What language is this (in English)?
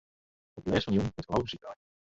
Western Frisian